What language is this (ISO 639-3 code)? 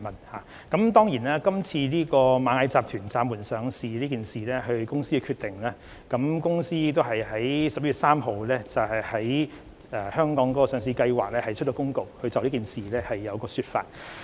yue